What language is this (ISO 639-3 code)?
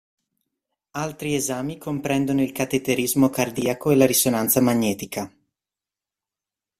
ita